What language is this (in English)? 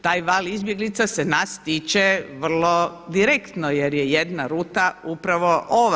Croatian